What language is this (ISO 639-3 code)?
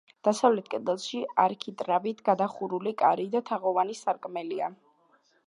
kat